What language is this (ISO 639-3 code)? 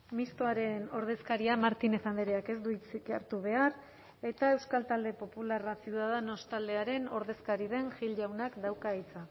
eus